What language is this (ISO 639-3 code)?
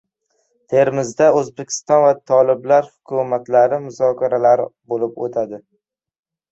uzb